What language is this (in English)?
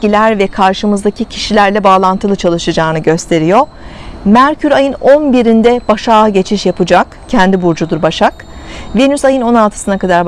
Turkish